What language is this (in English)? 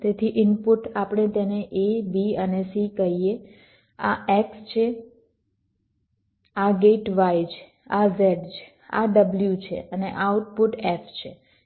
Gujarati